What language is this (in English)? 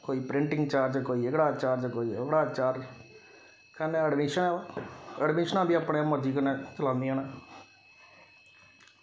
Dogri